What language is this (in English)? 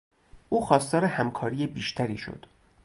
Persian